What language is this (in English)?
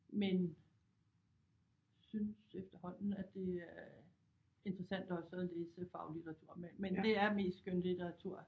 Danish